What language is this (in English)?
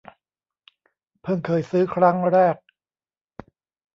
Thai